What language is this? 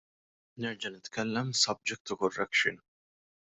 Maltese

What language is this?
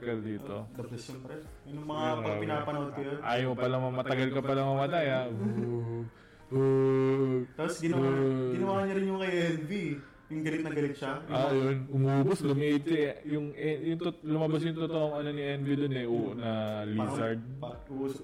Filipino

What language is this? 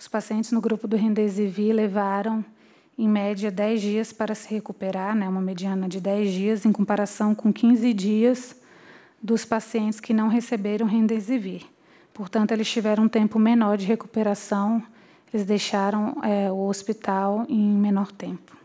Portuguese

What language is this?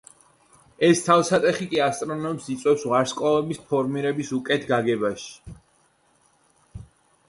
Georgian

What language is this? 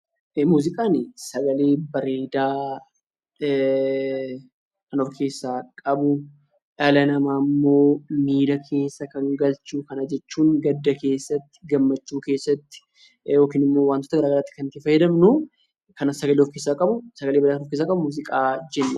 Oromo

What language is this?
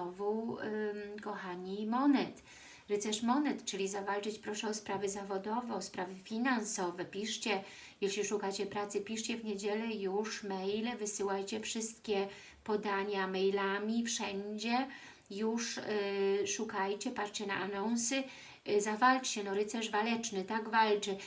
Polish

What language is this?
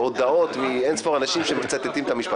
Hebrew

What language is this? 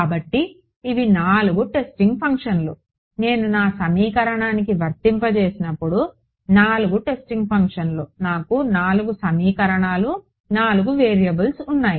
Telugu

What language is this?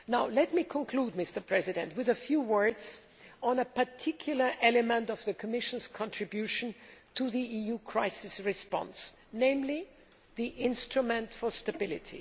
English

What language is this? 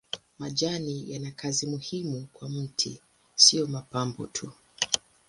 Swahili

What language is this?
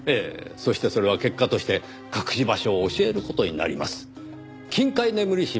Japanese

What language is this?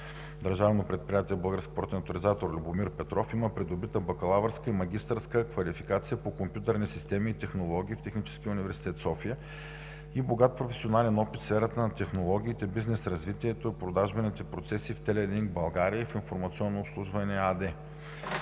Bulgarian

